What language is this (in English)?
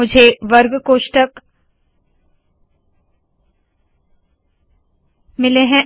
Hindi